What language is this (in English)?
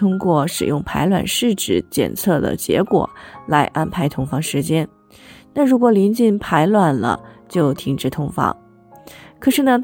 Chinese